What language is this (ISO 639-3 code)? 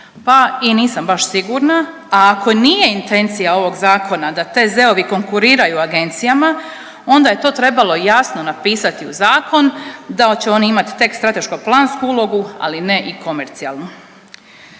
hrv